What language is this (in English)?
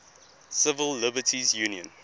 English